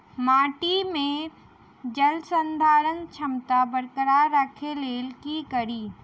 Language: Maithili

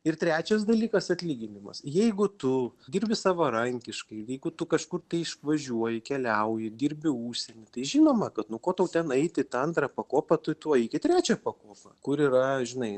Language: Lithuanian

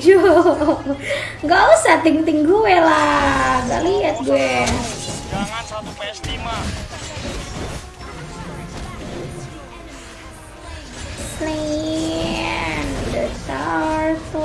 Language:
Indonesian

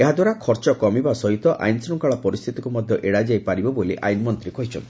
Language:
Odia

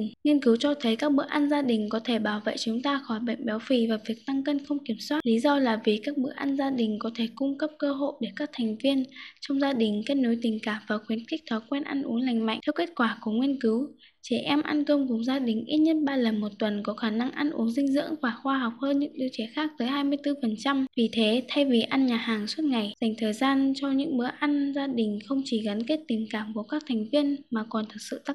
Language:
Vietnamese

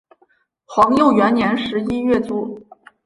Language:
Chinese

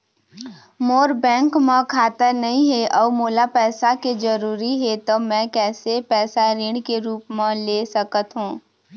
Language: Chhattisgarhi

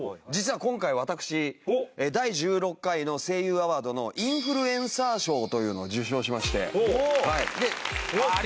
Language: Japanese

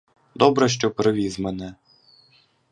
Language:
Ukrainian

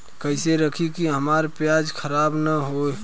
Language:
Bhojpuri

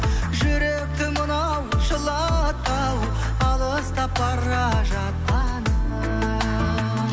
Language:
Kazakh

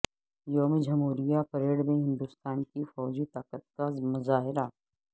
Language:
Urdu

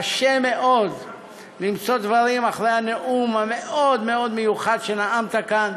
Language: Hebrew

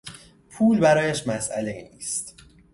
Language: Persian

